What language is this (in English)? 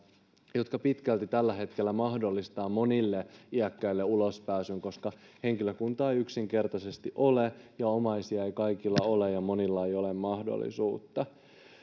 Finnish